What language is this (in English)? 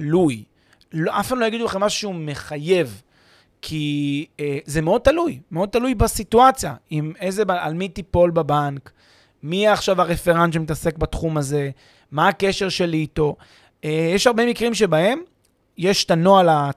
Hebrew